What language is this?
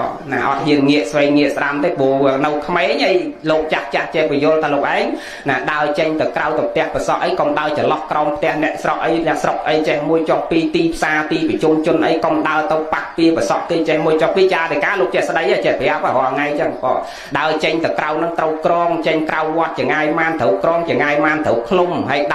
Vietnamese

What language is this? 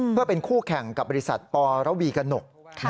Thai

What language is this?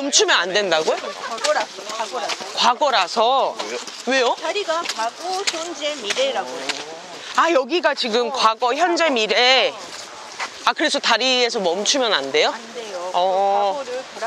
Korean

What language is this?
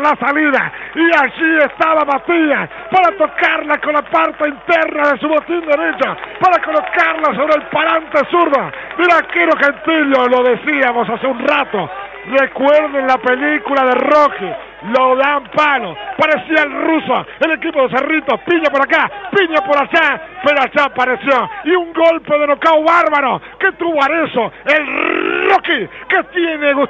Spanish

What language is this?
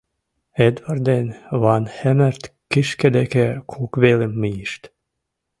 Mari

